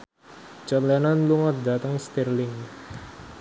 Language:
Javanese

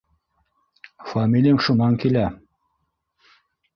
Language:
Bashkir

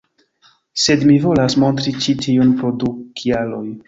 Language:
Esperanto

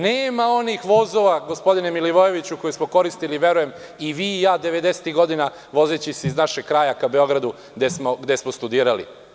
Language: Serbian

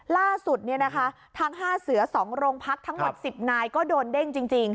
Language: Thai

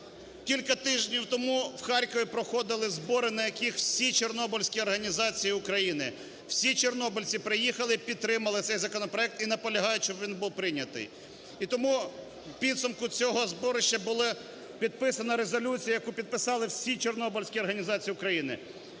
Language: Ukrainian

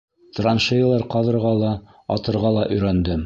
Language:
Bashkir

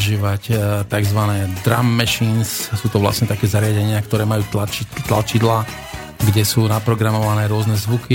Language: Slovak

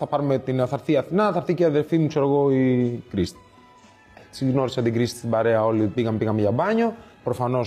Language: Greek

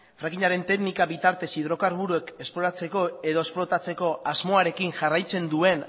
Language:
Basque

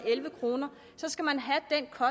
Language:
Danish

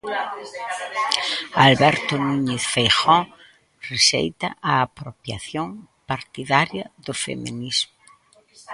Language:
Galician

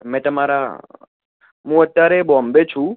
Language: Gujarati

